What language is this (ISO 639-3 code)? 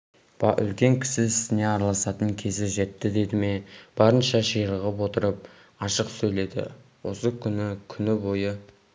kaz